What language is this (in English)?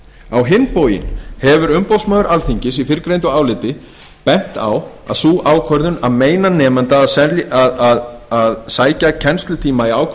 Icelandic